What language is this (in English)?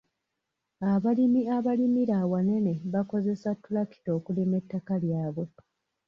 Ganda